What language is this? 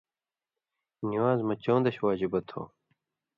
Indus Kohistani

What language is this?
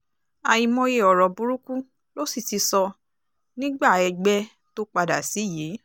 Yoruba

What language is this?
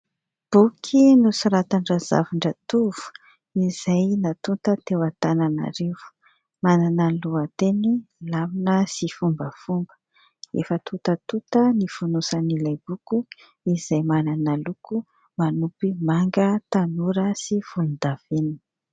Malagasy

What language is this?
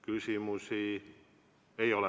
Estonian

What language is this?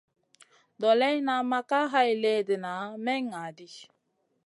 Masana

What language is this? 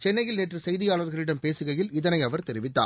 Tamil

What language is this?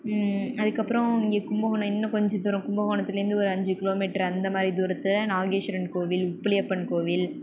Tamil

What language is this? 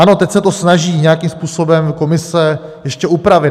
Czech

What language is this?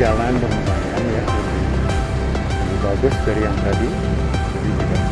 Indonesian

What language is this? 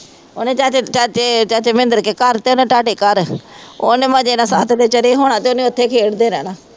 Punjabi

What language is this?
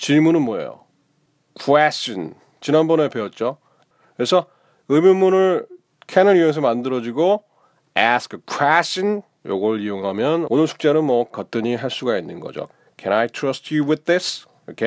Korean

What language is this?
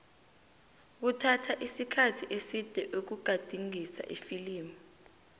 South Ndebele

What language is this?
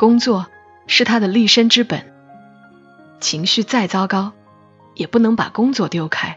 Chinese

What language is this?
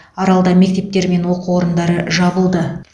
Kazakh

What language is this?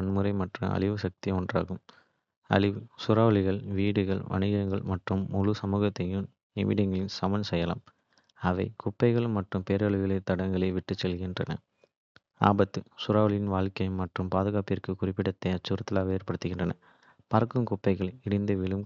Kota (India)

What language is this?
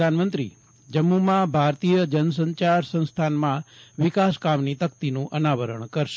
Gujarati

